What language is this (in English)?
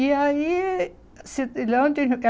Portuguese